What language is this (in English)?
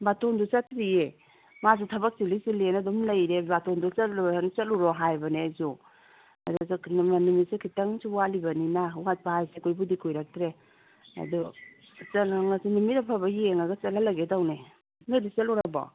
Manipuri